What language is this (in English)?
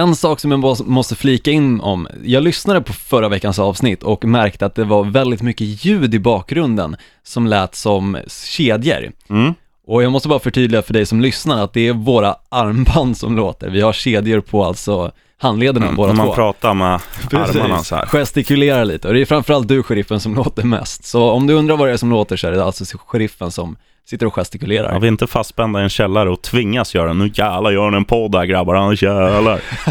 Swedish